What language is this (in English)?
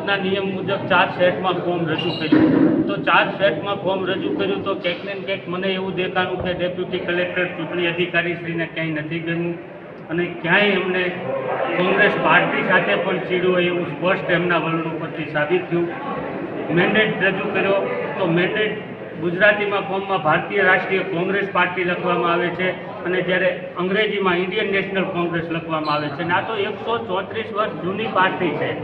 Hindi